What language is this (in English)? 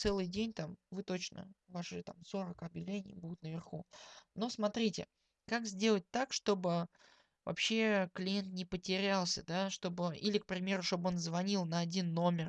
Russian